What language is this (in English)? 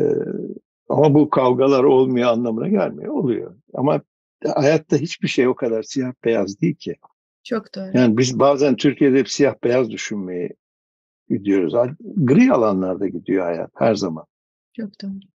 Turkish